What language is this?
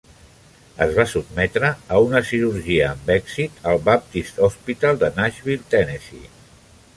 Catalan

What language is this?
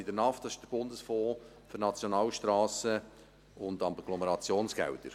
Swiss German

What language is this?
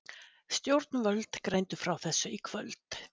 Icelandic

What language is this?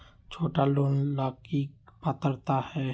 Magahi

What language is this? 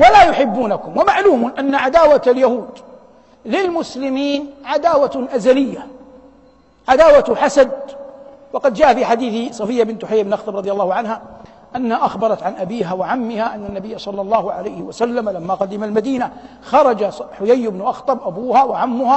Arabic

